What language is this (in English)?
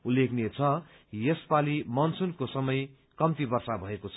Nepali